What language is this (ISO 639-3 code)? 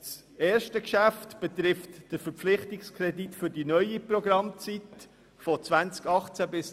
gsw